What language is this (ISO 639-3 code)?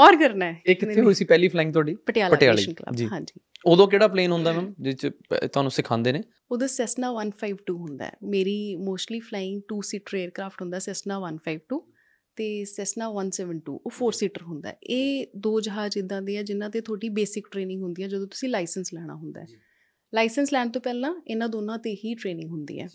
pan